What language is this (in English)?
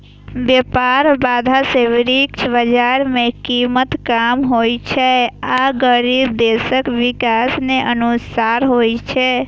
Maithili